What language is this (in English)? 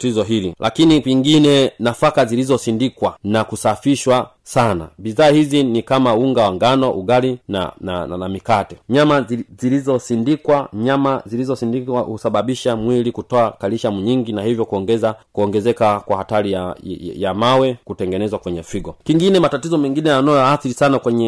Swahili